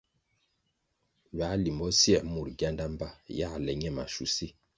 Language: Kwasio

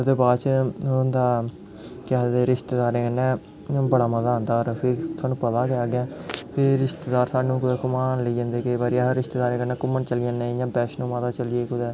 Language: Dogri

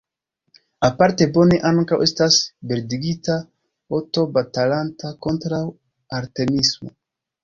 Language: Esperanto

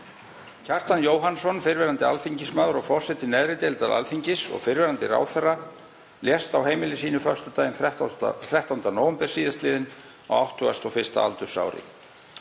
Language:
Icelandic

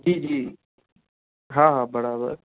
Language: Sindhi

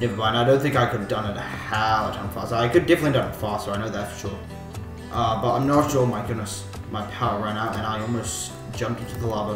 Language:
English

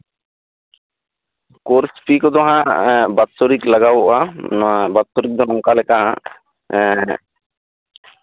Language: Santali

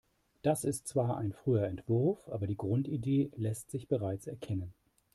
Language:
German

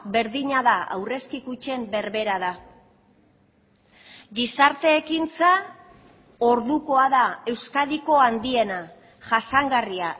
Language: Basque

